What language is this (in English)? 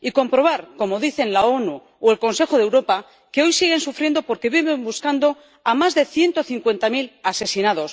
Spanish